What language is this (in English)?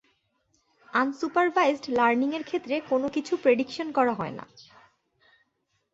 Bangla